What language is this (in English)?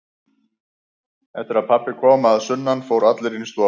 Icelandic